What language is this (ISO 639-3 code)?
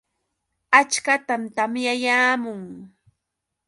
qux